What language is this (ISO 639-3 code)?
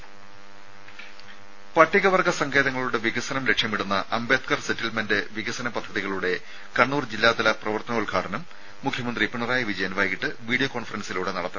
mal